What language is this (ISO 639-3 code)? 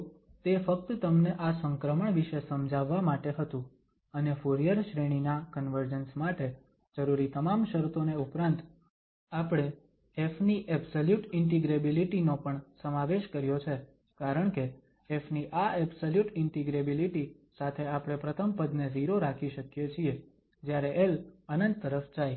guj